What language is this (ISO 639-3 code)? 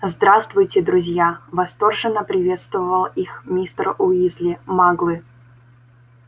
rus